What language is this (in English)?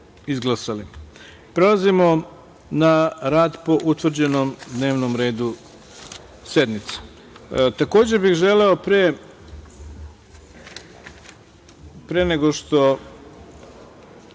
Serbian